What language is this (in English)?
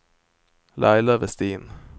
Swedish